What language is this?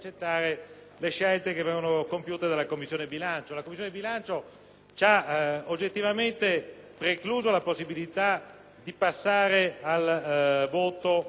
Italian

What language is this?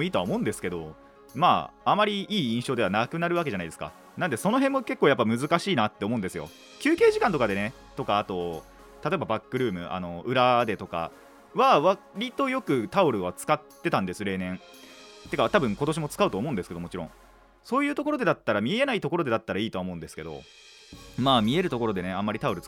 Japanese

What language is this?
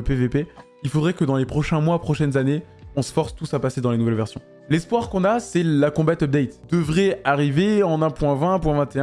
French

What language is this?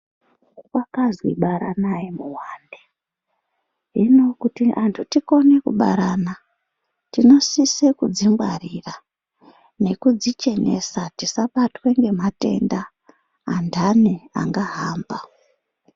Ndau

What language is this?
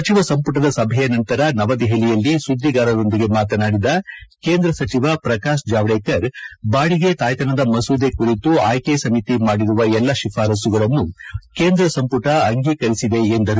Kannada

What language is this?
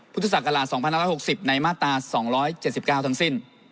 Thai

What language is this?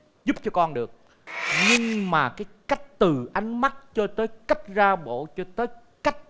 Vietnamese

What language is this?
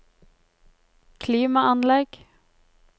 Norwegian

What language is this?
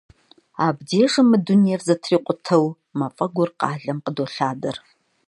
Kabardian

